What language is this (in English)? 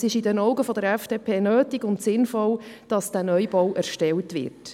Swiss German